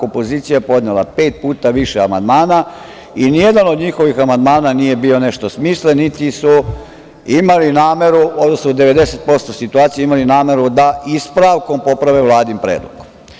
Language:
Serbian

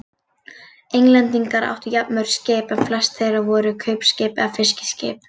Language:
Icelandic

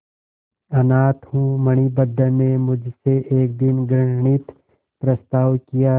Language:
Hindi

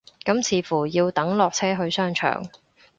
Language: Cantonese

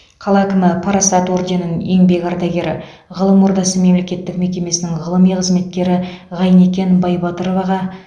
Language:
Kazakh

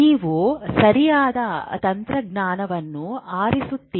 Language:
Kannada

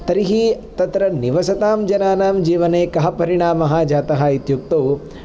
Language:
Sanskrit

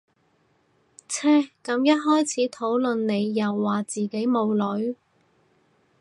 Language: Cantonese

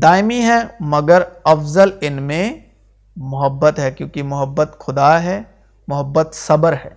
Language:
Urdu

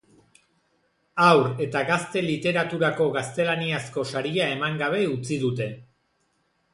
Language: Basque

